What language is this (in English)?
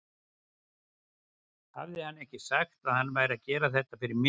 Icelandic